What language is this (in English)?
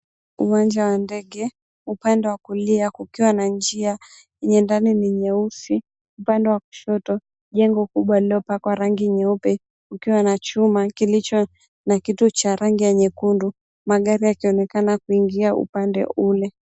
Swahili